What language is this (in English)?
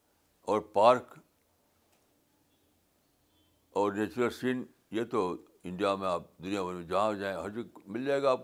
Urdu